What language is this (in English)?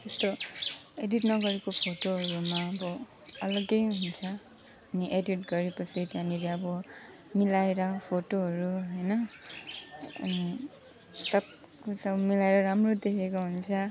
Nepali